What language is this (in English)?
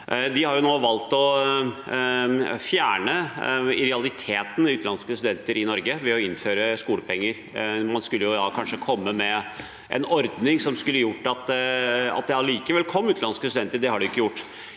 Norwegian